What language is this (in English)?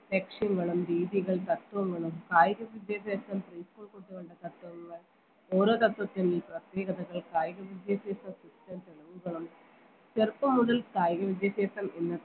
Malayalam